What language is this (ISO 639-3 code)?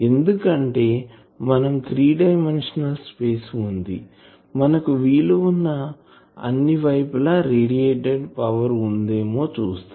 tel